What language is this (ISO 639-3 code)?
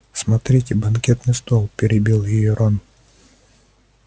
rus